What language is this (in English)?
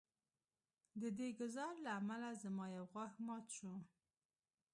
Pashto